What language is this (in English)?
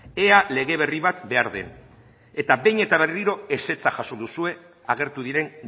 Basque